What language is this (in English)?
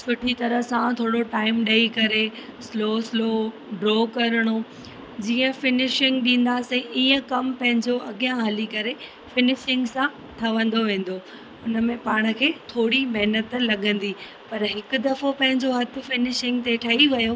Sindhi